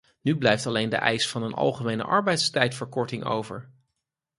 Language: Dutch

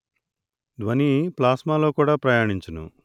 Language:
Telugu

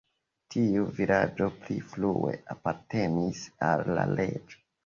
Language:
Esperanto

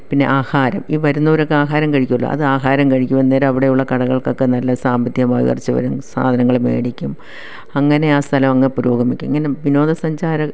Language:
Malayalam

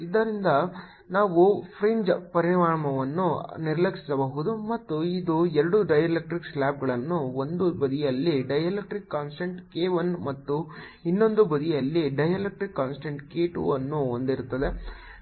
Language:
Kannada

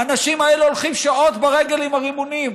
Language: Hebrew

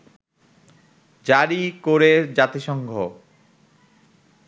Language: Bangla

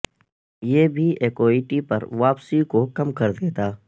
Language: Urdu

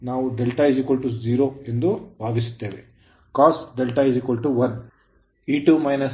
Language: Kannada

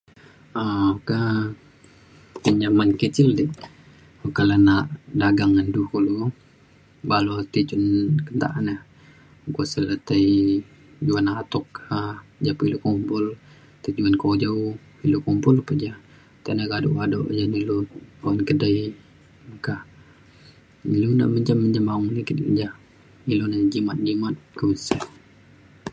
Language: Mainstream Kenyah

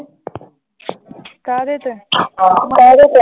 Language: Punjabi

